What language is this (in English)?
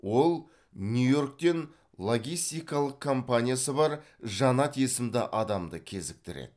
Kazakh